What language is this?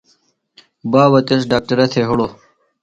Phalura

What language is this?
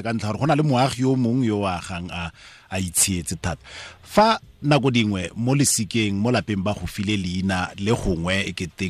Filipino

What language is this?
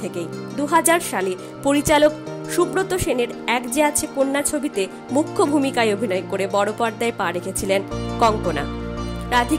Bangla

